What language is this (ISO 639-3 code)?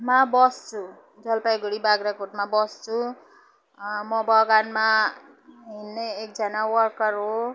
nep